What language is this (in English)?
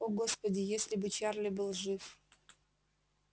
Russian